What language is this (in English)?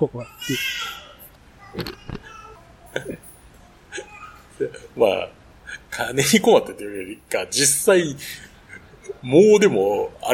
Japanese